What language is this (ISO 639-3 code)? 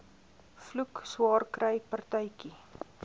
afr